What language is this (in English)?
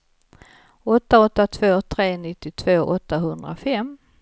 Swedish